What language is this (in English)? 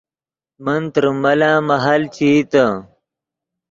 Yidgha